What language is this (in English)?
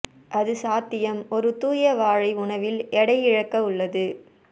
Tamil